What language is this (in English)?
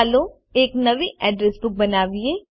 Gujarati